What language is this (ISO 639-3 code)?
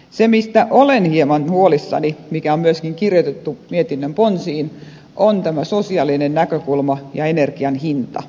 fin